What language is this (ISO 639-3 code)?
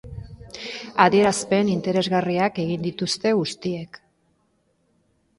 eus